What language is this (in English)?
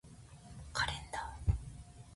Japanese